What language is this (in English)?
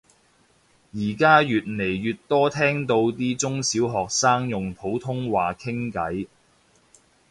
Cantonese